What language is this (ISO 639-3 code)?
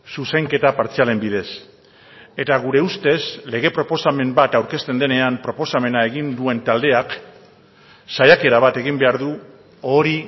eus